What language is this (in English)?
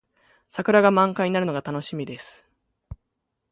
Japanese